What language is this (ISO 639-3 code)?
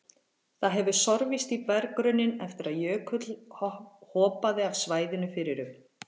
isl